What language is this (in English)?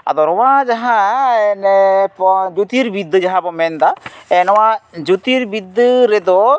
Santali